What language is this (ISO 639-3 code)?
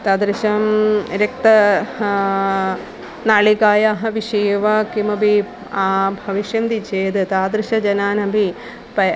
san